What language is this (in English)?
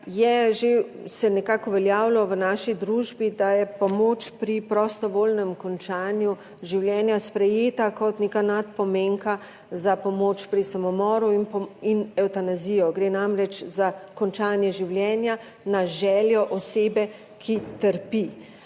Slovenian